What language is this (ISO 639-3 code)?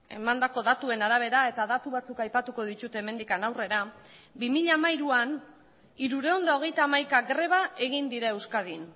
eus